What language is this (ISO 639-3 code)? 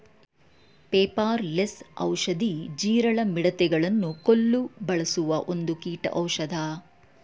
kan